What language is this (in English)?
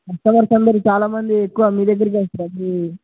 Telugu